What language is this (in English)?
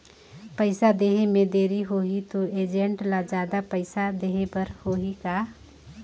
Chhattisgarhi